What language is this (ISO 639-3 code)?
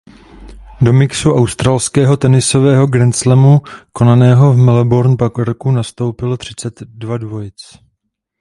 ces